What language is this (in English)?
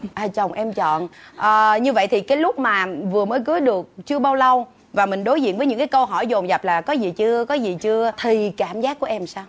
Vietnamese